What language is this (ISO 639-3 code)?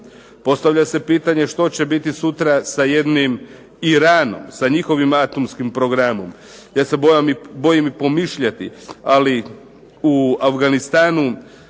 hrv